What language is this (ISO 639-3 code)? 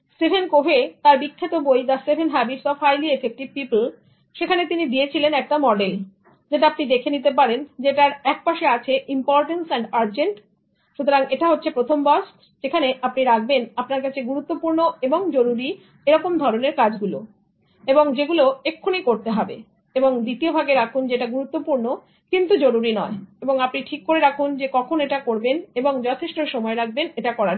ben